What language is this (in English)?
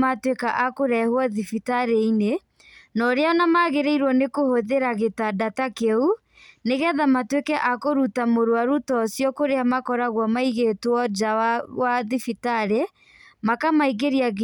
Kikuyu